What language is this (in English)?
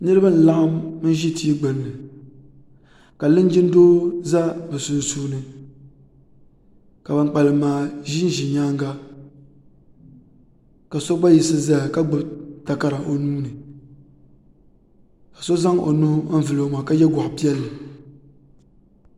Dagbani